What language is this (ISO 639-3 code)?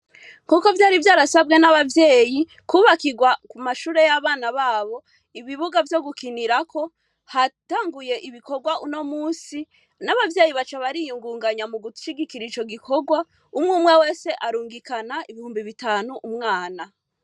run